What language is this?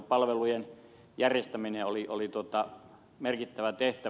Finnish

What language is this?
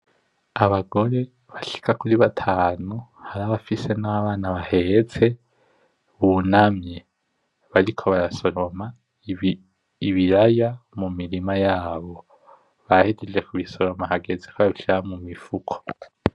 Rundi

